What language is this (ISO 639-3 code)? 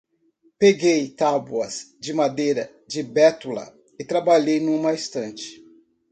por